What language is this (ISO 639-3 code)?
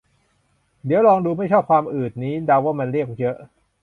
tha